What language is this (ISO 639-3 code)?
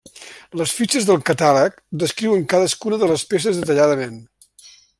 cat